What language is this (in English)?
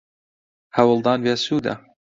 Central Kurdish